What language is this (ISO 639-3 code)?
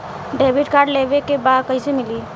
bho